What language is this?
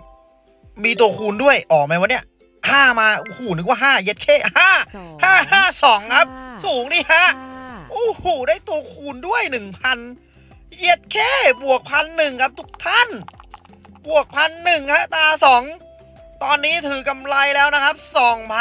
Thai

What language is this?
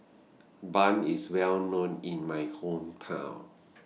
English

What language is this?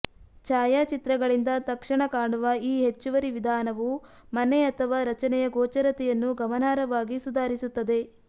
Kannada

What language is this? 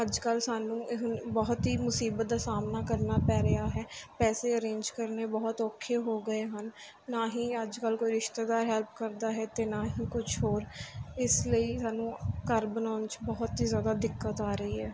Punjabi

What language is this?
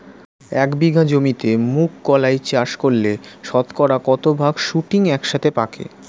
Bangla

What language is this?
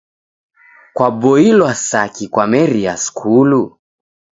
Taita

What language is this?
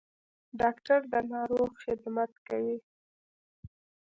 Pashto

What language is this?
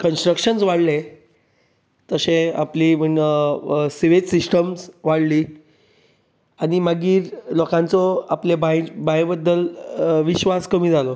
Konkani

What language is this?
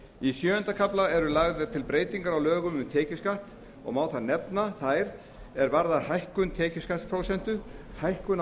Icelandic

